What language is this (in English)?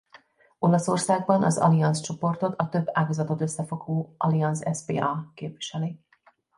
Hungarian